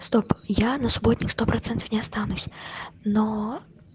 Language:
Russian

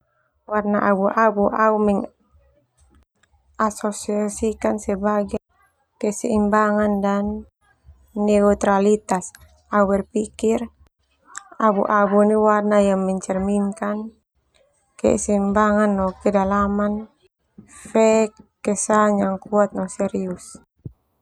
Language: Termanu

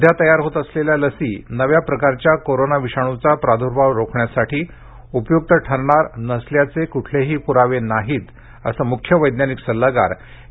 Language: Marathi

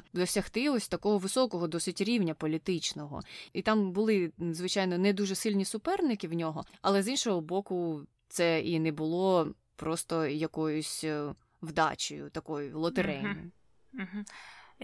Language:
Ukrainian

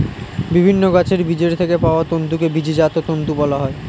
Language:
Bangla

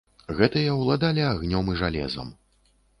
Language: Belarusian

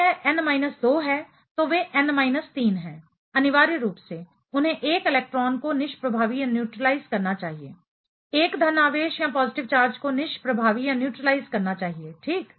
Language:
Hindi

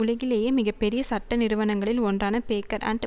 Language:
Tamil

